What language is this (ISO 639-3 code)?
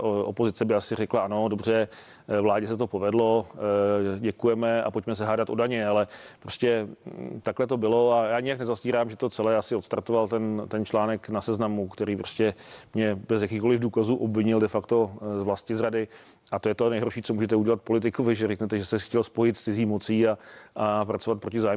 ces